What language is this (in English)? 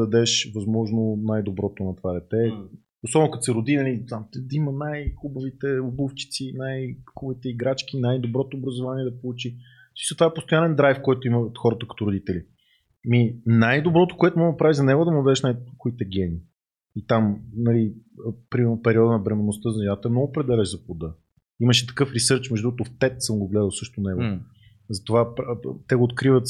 Bulgarian